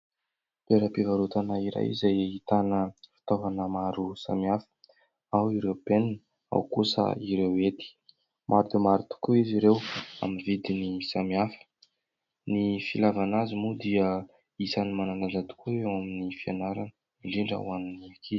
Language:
Malagasy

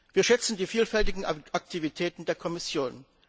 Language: German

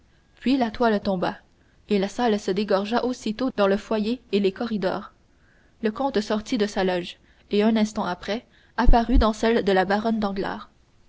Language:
French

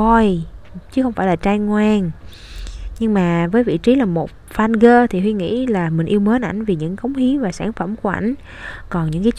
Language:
Vietnamese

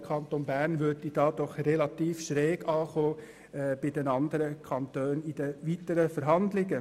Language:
Swiss German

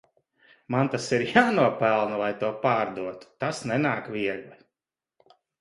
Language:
Latvian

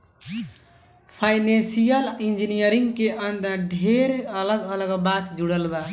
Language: Bhojpuri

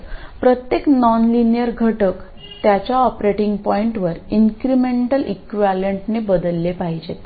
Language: Marathi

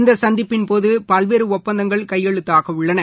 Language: Tamil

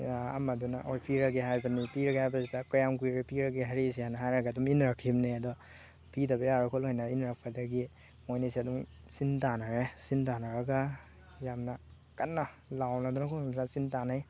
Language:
Manipuri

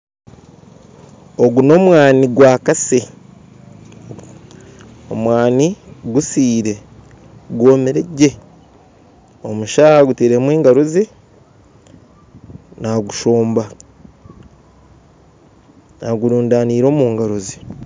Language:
Nyankole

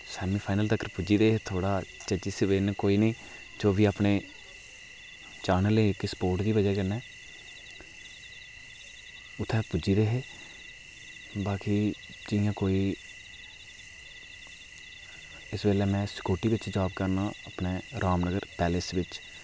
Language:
Dogri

